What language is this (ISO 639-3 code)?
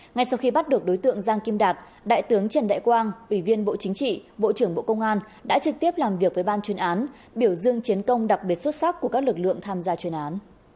vie